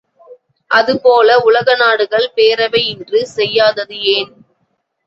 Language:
Tamil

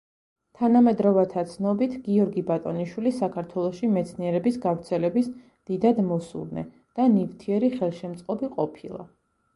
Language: Georgian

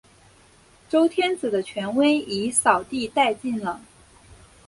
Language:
Chinese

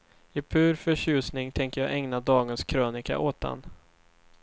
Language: Swedish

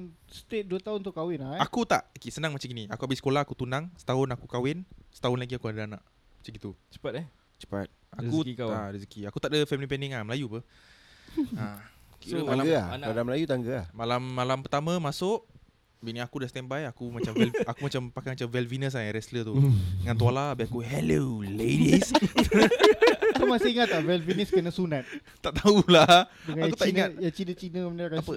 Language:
Malay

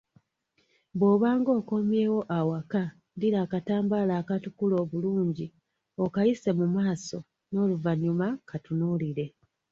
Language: Ganda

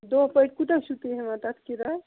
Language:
Kashmiri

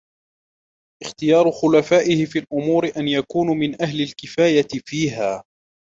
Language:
Arabic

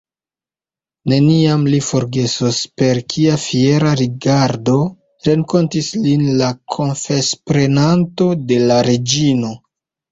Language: Esperanto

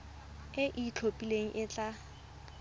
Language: Tswana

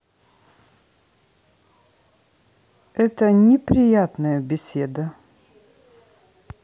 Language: Russian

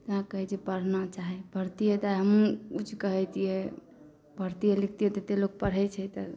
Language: Maithili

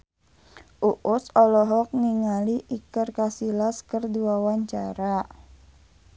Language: Sundanese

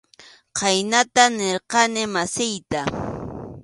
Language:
Arequipa-La Unión Quechua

